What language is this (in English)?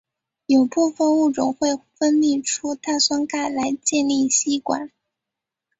Chinese